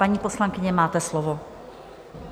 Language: Czech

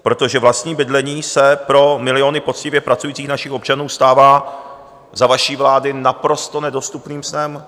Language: Czech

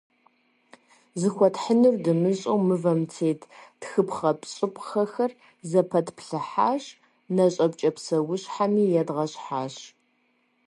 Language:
Kabardian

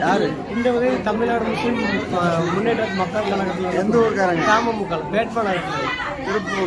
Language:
Turkish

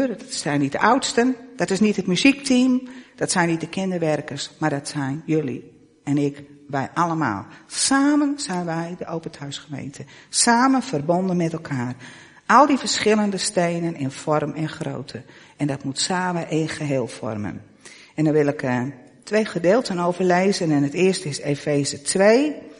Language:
Dutch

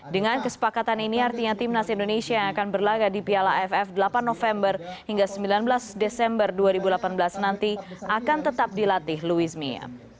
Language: Indonesian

